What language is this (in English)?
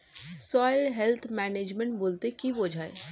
Bangla